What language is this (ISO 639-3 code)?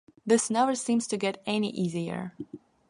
eng